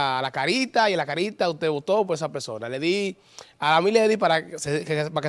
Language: Spanish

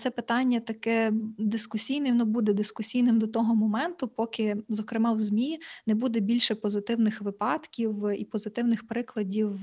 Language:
Ukrainian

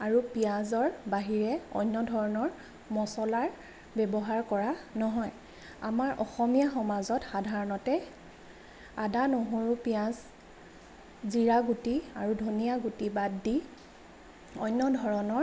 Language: Assamese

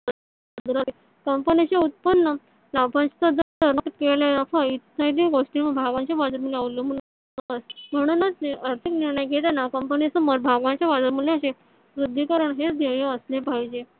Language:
Marathi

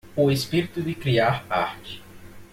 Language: Portuguese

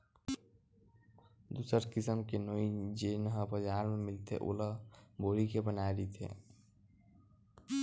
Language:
Chhattisgarhi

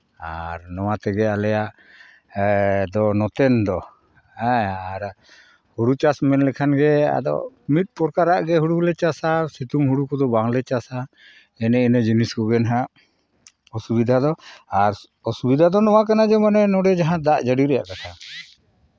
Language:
Santali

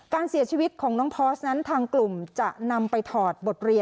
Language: Thai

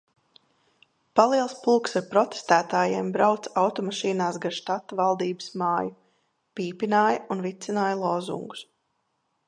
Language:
Latvian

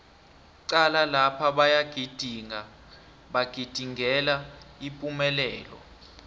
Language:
South Ndebele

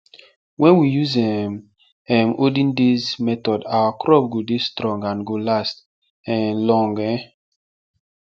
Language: Nigerian Pidgin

